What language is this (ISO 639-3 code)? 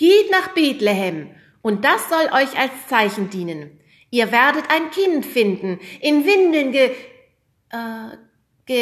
deu